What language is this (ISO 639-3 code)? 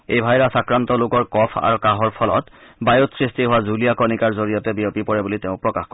asm